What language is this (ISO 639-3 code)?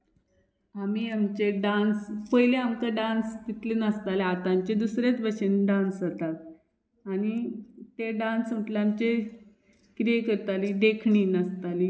kok